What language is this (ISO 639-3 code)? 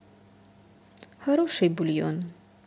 rus